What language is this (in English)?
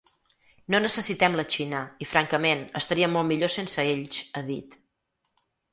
Catalan